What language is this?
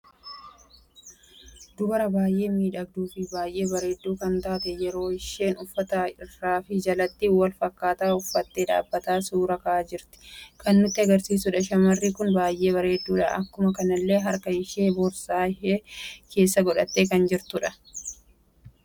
Oromo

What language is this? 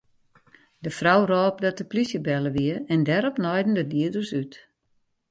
Western Frisian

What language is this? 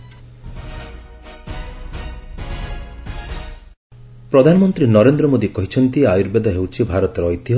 Odia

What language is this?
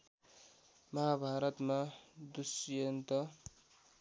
Nepali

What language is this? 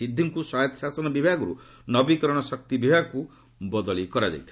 Odia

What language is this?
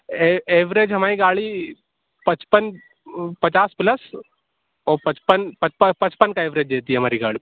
Urdu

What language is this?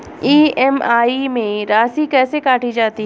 Hindi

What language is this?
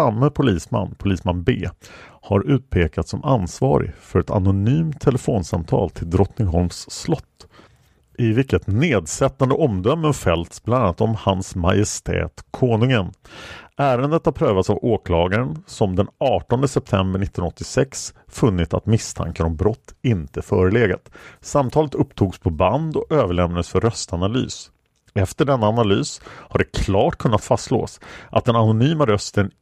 Swedish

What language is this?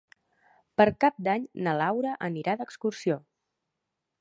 Catalan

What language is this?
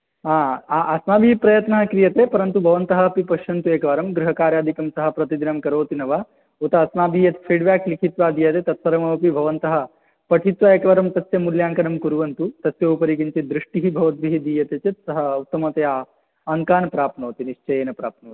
Sanskrit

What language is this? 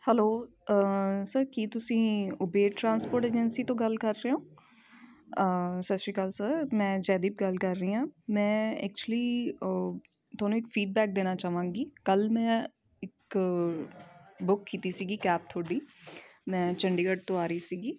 Punjabi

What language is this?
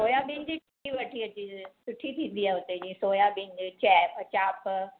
Sindhi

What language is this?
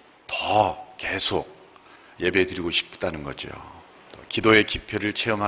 Korean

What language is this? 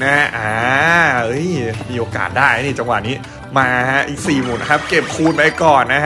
Thai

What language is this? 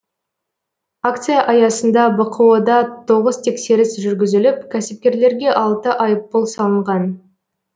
Kazakh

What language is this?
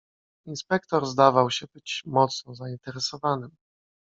Polish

